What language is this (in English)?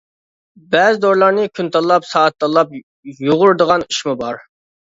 Uyghur